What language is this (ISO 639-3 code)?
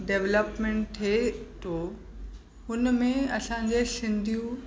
snd